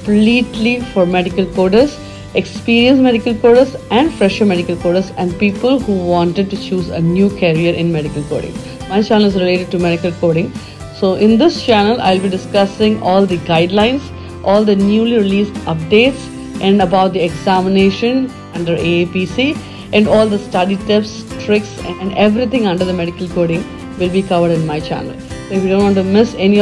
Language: English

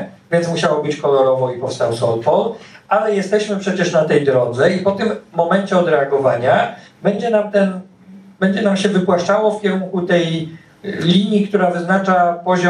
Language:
Polish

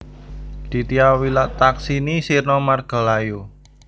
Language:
Javanese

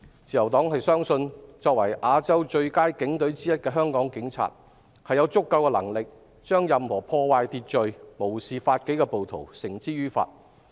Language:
Cantonese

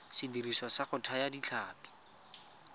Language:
Tswana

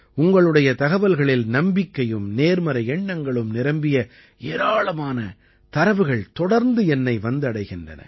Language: Tamil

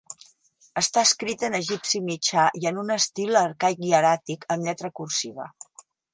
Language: Catalan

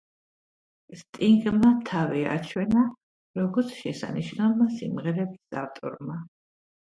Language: Georgian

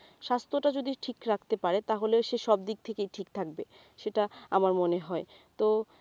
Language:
Bangla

